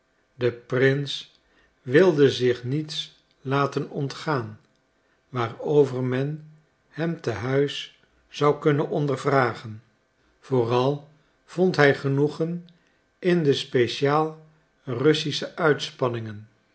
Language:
Dutch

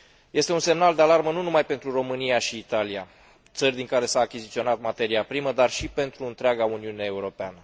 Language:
Romanian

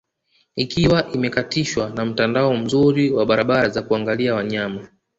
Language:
Swahili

